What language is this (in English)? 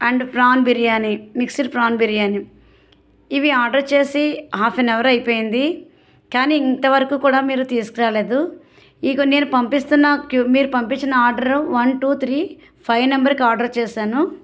Telugu